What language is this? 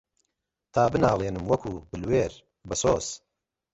Central Kurdish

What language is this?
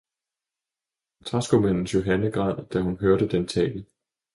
Danish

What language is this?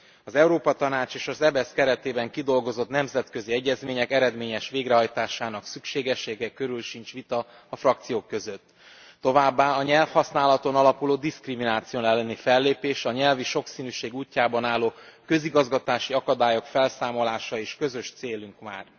Hungarian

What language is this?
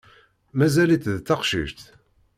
Kabyle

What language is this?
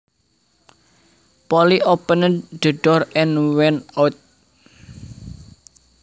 Javanese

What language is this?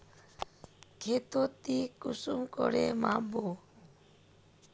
Magahi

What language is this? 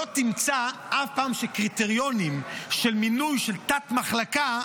Hebrew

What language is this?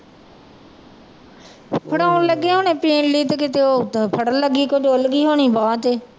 Punjabi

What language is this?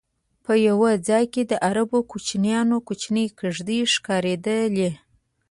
Pashto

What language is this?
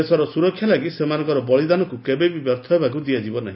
Odia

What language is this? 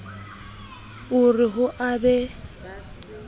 Southern Sotho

